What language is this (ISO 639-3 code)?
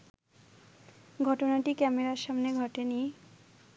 ben